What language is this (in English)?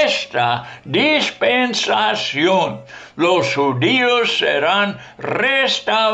Spanish